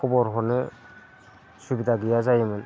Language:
Bodo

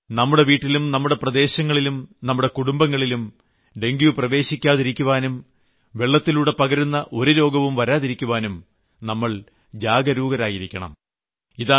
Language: Malayalam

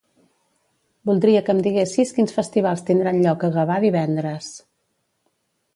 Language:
Catalan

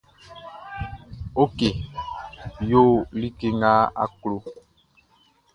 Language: Baoulé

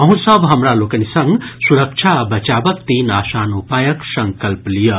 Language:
Maithili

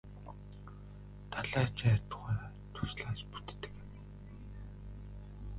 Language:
Mongolian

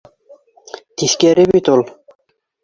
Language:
Bashkir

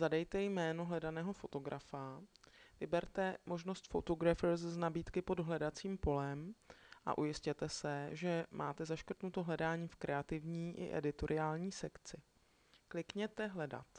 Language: Czech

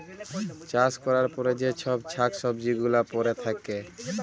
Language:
Bangla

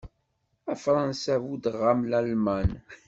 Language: Kabyle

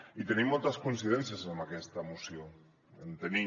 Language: Catalan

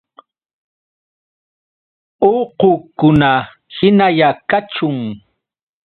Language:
Yauyos Quechua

